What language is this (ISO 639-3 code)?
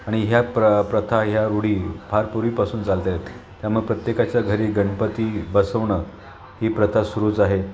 mar